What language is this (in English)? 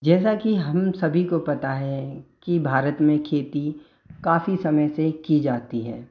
Hindi